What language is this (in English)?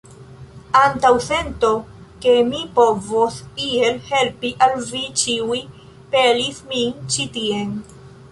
Esperanto